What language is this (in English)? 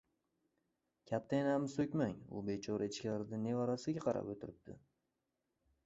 Uzbek